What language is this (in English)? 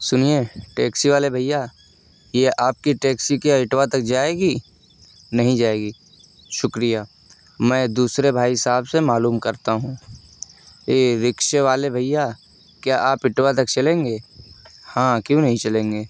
Urdu